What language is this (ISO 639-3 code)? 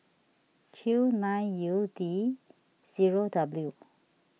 eng